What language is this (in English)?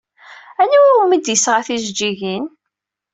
Kabyle